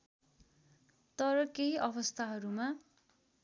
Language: Nepali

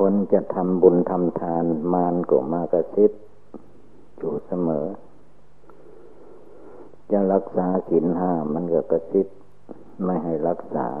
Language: Thai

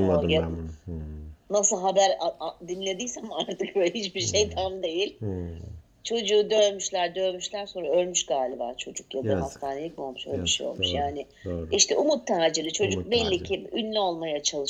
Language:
Turkish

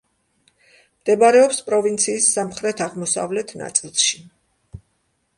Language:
Georgian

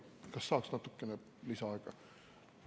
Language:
Estonian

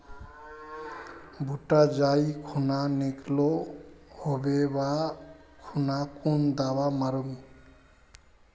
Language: Magahi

